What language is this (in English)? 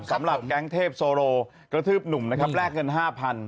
Thai